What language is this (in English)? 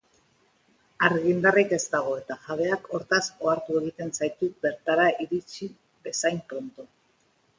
Basque